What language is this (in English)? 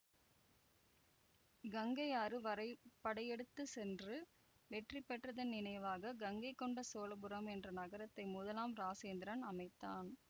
Tamil